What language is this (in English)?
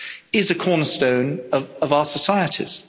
English